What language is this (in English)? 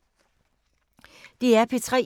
Danish